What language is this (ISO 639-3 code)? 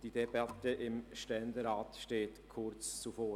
gsw